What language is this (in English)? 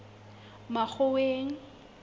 Southern Sotho